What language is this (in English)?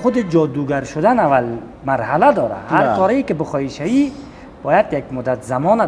Persian